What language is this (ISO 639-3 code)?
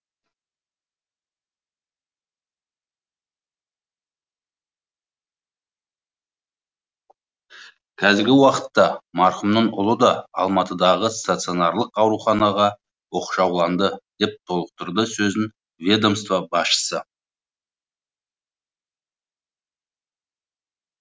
kaz